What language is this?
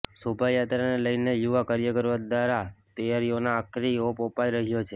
Gujarati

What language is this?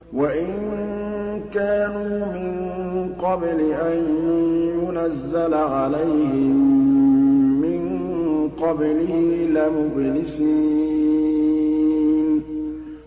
Arabic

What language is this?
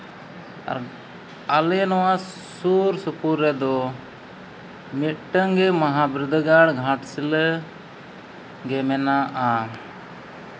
Santali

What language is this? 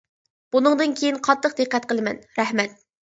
Uyghur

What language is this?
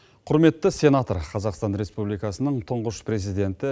Kazakh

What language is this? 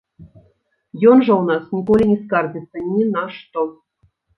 Belarusian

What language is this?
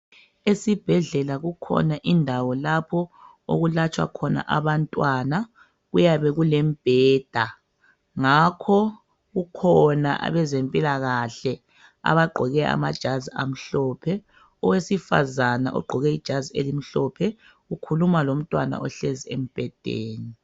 North Ndebele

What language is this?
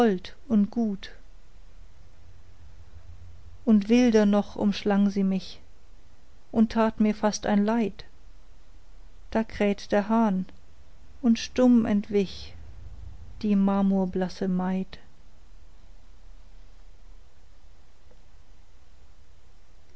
German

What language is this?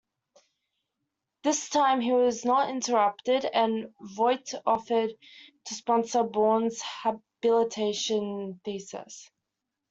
English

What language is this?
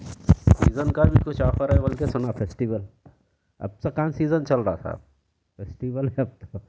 Urdu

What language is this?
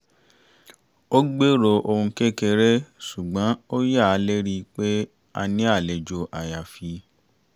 Yoruba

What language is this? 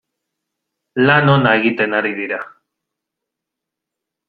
Basque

